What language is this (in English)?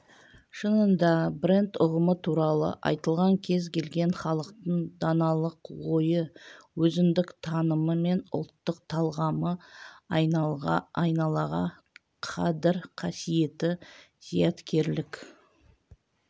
Kazakh